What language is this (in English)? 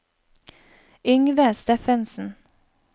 Norwegian